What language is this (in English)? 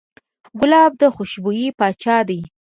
Pashto